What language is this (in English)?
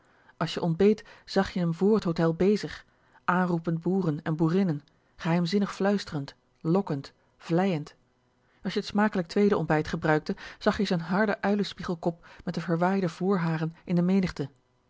Dutch